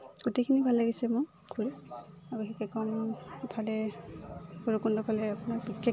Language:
Assamese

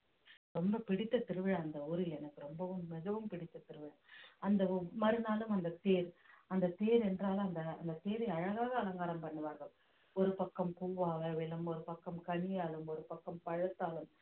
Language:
Tamil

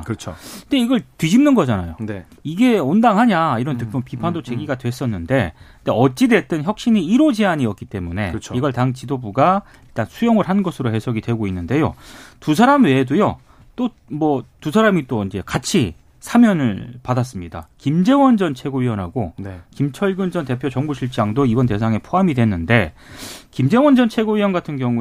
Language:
Korean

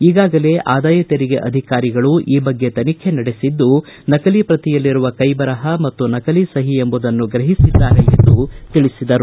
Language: Kannada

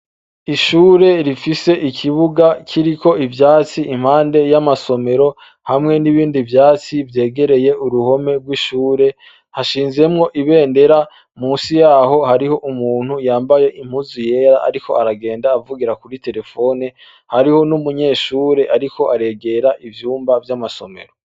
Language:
Rundi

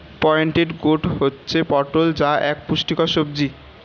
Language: Bangla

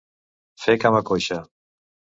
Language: Catalan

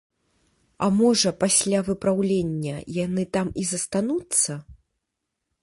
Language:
Belarusian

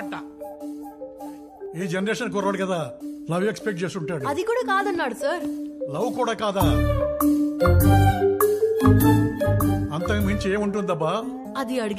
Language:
Telugu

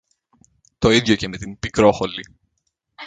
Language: Greek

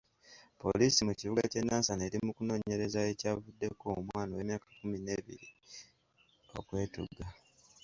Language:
Ganda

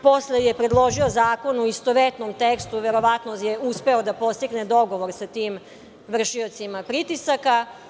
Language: Serbian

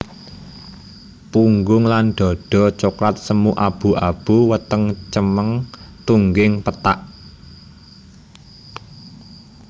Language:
Javanese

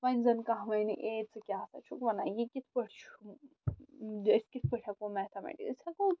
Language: Kashmiri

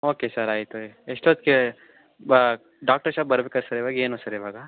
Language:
Kannada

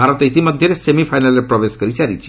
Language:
Odia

